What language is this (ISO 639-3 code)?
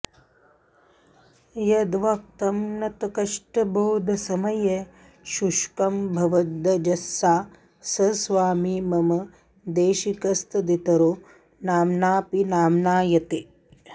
san